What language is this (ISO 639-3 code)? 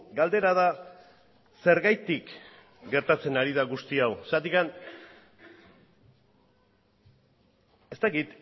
eus